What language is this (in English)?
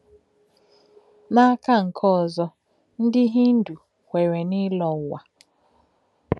Igbo